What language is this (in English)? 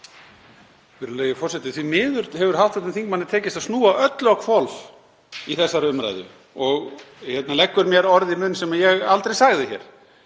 Icelandic